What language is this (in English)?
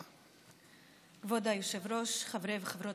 Hebrew